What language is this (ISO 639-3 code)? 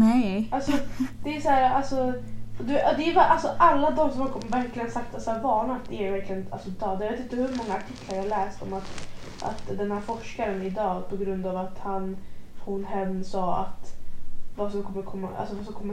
swe